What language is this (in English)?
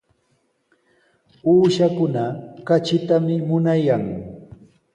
Sihuas Ancash Quechua